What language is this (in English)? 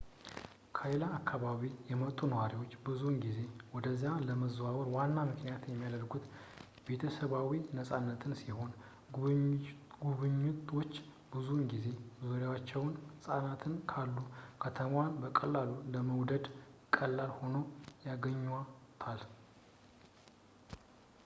Amharic